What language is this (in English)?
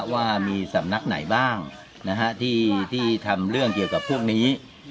Thai